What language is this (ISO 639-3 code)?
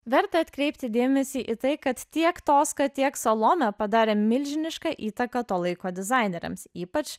lit